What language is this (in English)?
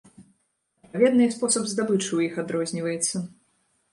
Belarusian